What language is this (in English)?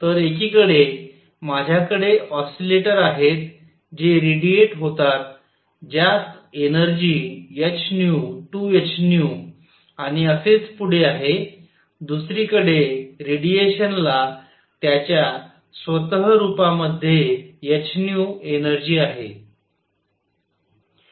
Marathi